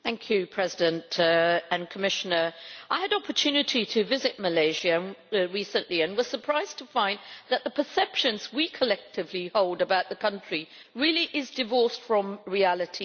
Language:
English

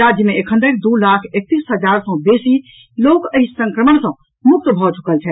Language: Maithili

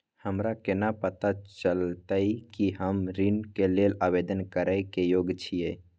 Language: Maithili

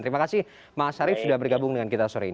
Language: Indonesian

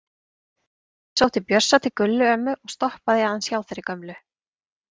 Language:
Icelandic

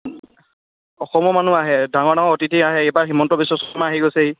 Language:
Assamese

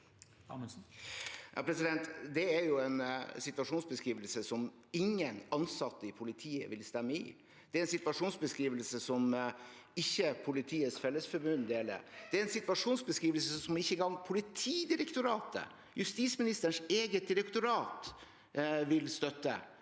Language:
Norwegian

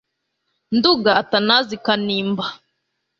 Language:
Kinyarwanda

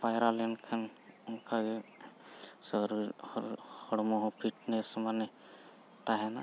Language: Santali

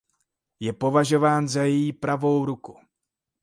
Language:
Czech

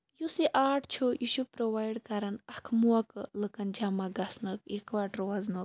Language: Kashmiri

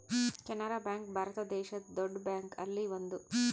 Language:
Kannada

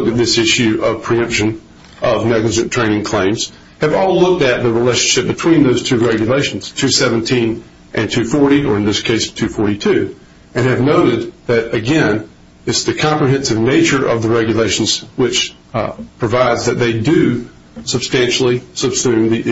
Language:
English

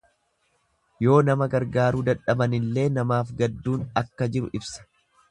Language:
Oromo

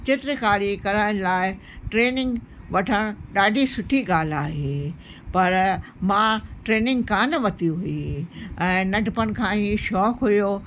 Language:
Sindhi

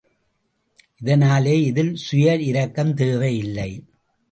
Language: Tamil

